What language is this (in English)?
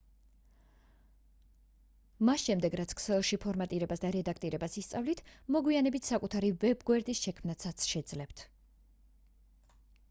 Georgian